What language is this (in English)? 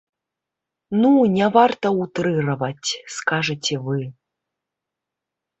Belarusian